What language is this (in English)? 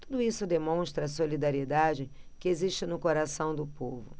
Portuguese